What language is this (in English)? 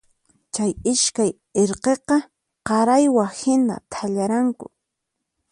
Puno Quechua